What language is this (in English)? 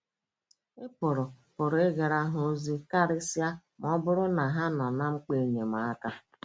Igbo